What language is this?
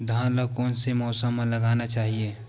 Chhattisgarhi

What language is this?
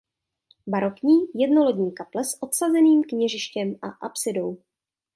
Czech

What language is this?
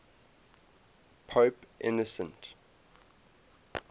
English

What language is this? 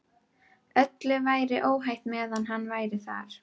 Icelandic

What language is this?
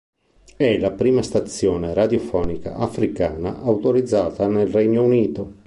Italian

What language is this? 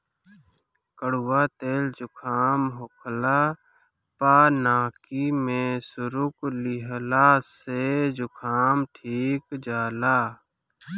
Bhojpuri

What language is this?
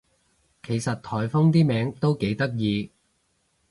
Cantonese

